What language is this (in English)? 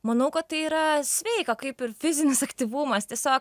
Lithuanian